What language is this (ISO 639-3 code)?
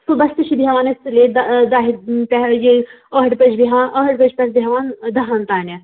kas